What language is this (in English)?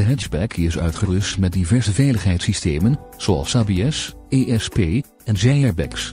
Dutch